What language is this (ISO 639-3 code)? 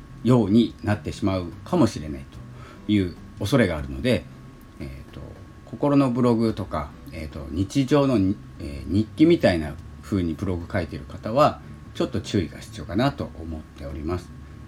jpn